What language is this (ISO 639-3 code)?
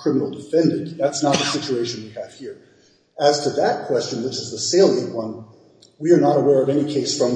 eng